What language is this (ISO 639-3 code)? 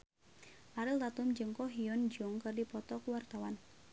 sun